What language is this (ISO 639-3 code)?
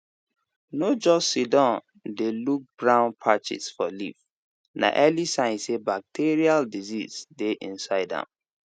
pcm